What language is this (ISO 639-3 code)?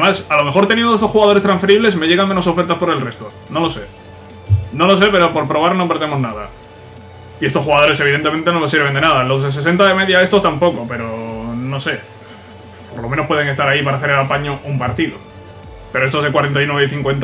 spa